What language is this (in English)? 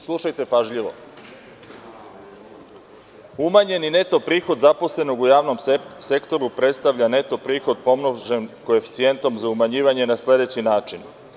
Serbian